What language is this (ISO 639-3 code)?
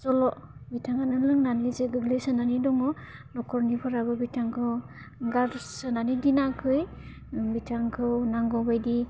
brx